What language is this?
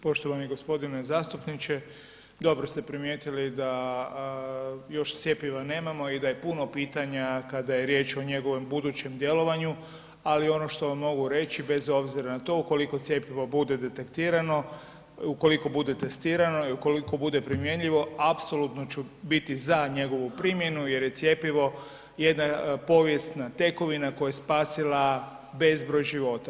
Croatian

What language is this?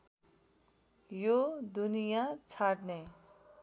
Nepali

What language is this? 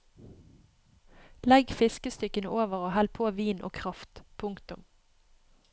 Norwegian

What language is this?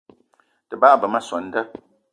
Eton (Cameroon)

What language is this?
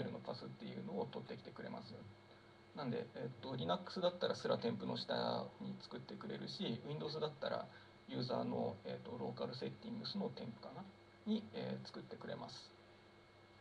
Japanese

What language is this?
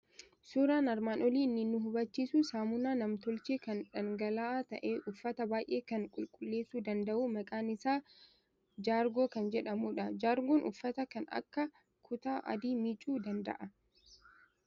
Oromo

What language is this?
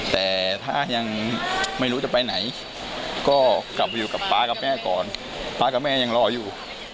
Thai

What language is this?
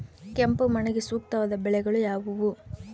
Kannada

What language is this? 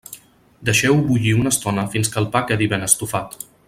Catalan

